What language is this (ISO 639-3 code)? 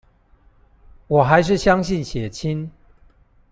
zho